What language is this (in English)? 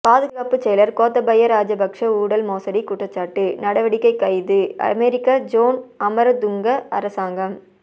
Tamil